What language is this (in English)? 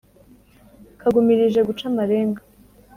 Kinyarwanda